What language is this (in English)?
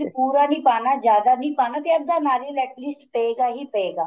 Punjabi